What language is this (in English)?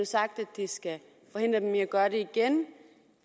Danish